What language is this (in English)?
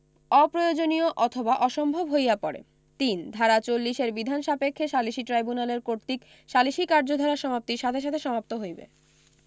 Bangla